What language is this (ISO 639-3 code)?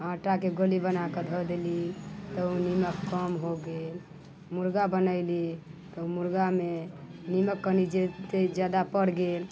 mai